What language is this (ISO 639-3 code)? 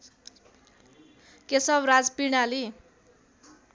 nep